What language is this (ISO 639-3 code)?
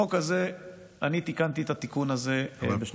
heb